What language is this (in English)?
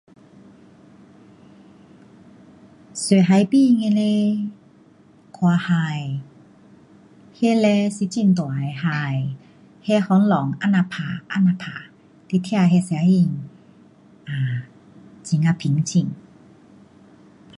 Pu-Xian Chinese